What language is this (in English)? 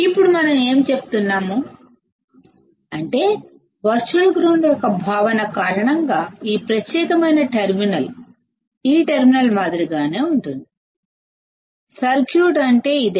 Telugu